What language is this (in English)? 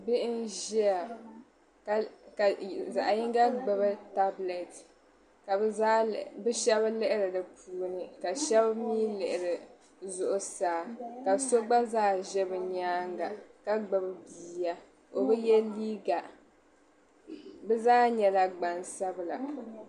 Dagbani